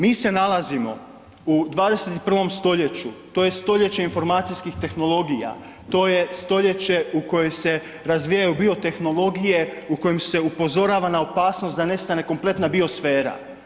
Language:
Croatian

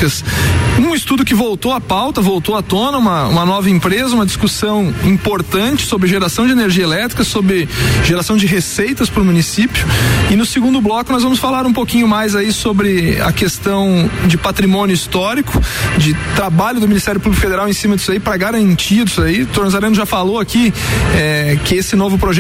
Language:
Portuguese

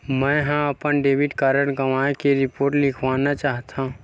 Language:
Chhattisgarhi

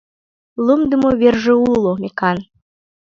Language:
Mari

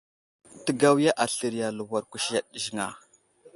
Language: Wuzlam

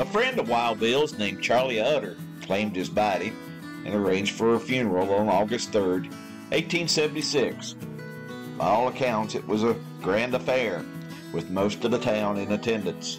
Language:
English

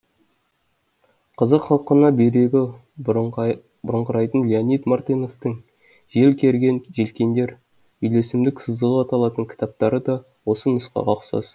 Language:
Kazakh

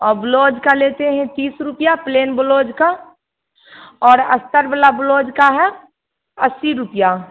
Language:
Hindi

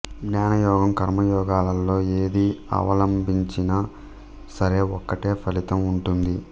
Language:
Telugu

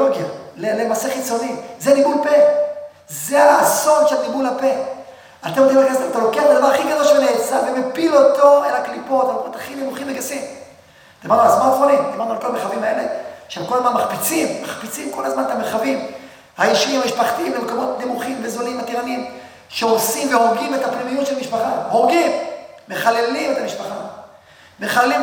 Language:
Hebrew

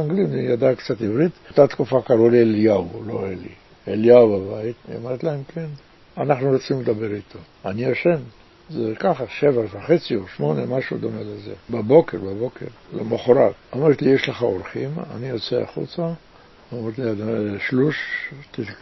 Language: Hebrew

